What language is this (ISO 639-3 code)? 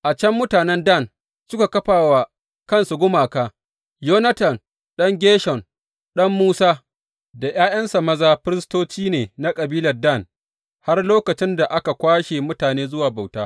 hau